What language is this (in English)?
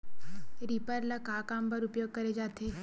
Chhattisgarhi